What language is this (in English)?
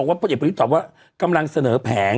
Thai